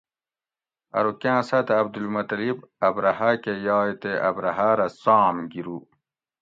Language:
Gawri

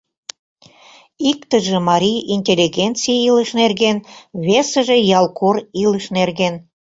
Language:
Mari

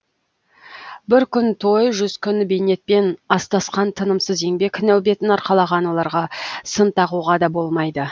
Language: Kazakh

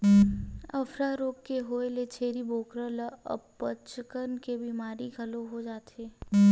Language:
Chhattisgarhi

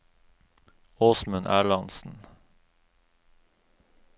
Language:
Norwegian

